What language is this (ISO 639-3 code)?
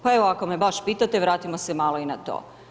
hrv